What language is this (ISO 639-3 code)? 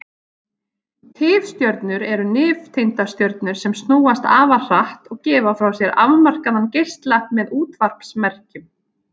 isl